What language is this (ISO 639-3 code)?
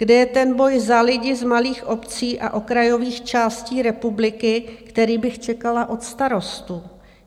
ces